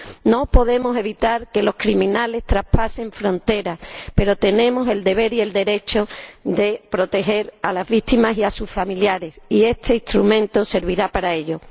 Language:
Spanish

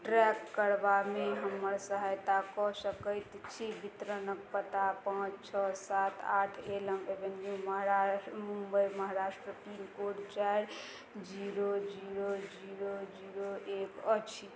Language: Maithili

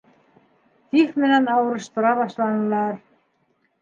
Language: Bashkir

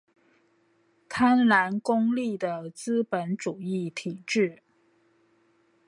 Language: Chinese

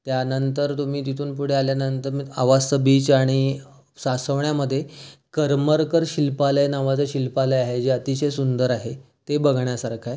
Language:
Marathi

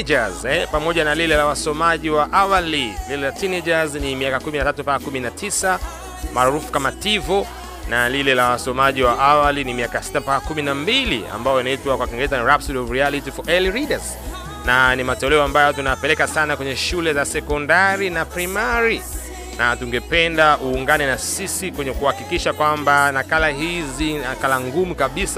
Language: Swahili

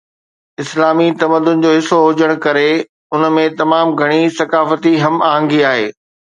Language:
Sindhi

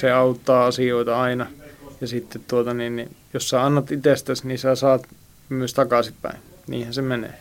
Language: Finnish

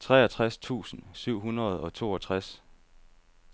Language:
Danish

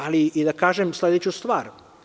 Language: Serbian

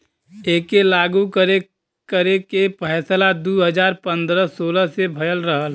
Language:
Bhojpuri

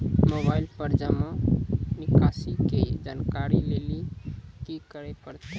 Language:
Maithili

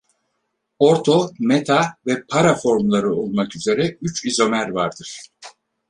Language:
Turkish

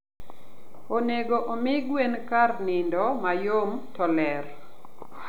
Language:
Luo (Kenya and Tanzania)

